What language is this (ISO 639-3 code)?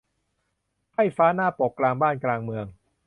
tha